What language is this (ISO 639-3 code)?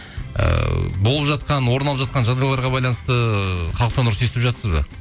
kaz